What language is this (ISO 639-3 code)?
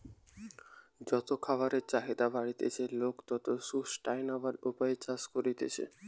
ben